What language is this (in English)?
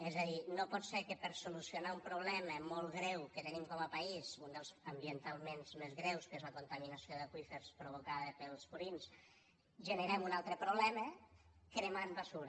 Catalan